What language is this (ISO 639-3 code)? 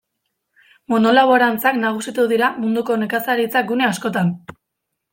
eus